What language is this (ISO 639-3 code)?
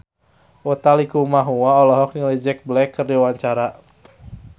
sun